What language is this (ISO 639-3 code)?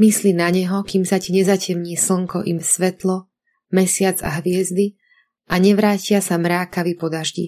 slk